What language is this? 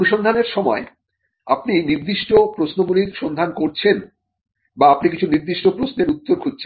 Bangla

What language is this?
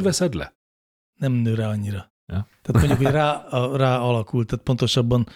Hungarian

